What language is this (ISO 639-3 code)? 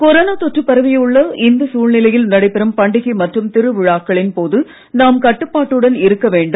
tam